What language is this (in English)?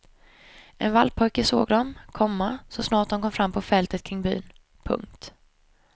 Swedish